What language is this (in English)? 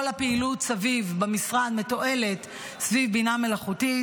Hebrew